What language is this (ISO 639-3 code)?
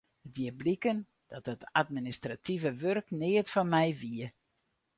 fry